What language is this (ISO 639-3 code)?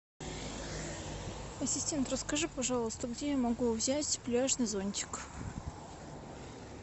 rus